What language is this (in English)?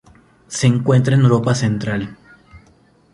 Spanish